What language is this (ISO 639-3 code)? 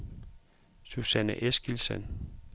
dan